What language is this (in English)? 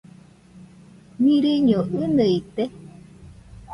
Nüpode Huitoto